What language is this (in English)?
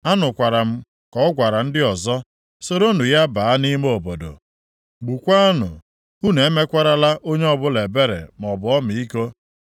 Igbo